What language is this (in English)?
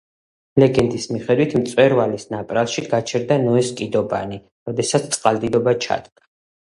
Georgian